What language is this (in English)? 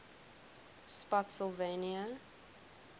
English